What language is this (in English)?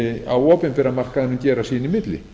Icelandic